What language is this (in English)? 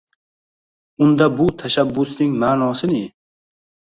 Uzbek